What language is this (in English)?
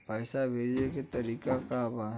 Bhojpuri